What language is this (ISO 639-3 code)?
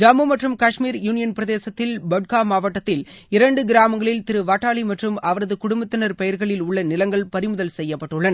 tam